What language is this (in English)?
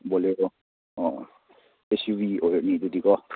Manipuri